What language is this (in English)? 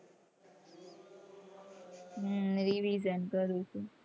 Gujarati